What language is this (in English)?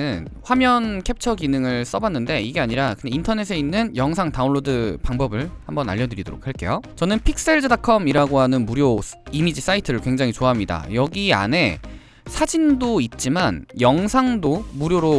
Korean